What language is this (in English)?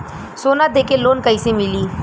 Bhojpuri